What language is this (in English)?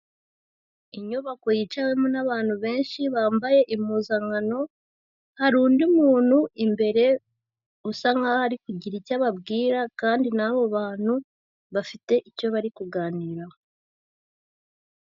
Kinyarwanda